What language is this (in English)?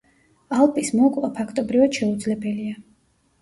Georgian